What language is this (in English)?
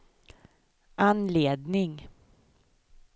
Swedish